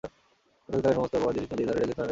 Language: Bangla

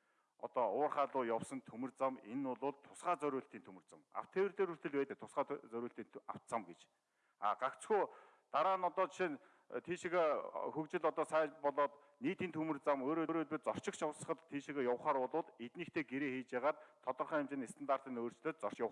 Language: Turkish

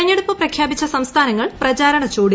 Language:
Malayalam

